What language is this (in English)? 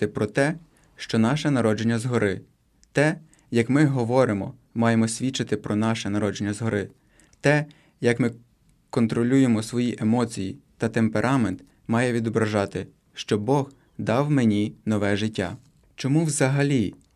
Ukrainian